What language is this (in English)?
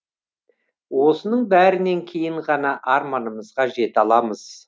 Kazakh